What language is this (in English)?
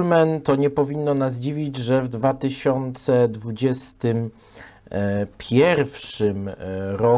Polish